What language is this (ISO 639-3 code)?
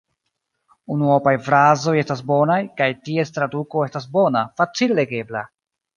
epo